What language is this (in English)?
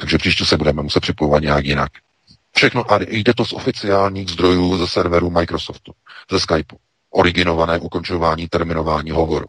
Czech